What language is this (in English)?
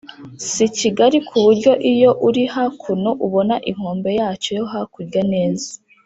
Kinyarwanda